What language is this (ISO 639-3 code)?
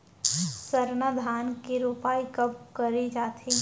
hne